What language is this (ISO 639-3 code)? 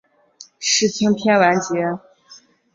zho